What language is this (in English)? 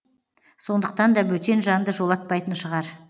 Kazakh